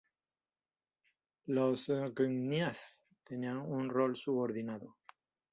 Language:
Spanish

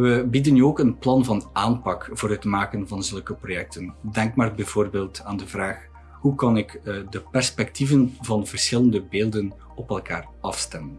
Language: Dutch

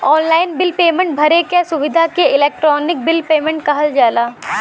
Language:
Bhojpuri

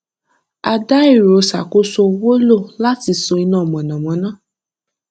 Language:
Yoruba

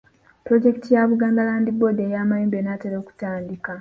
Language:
Ganda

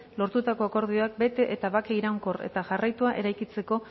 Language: Basque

